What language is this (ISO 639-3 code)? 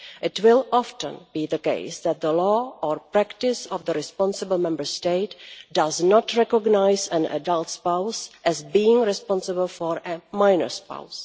eng